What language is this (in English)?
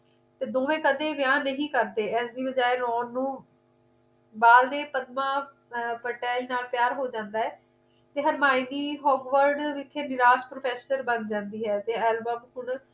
Punjabi